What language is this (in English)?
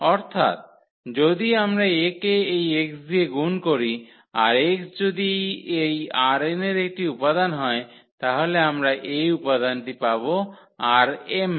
Bangla